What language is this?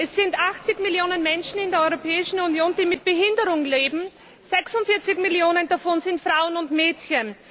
German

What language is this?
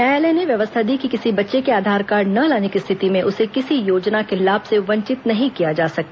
Hindi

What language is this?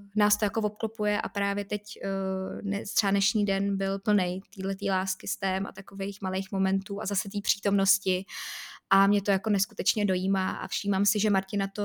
Czech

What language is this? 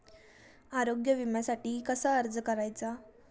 Marathi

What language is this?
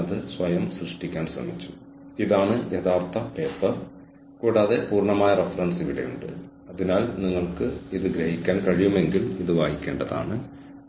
Malayalam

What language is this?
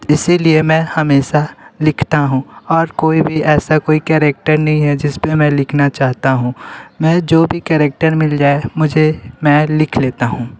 Hindi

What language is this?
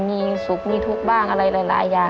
Thai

